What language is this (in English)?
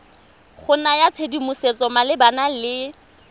Tswana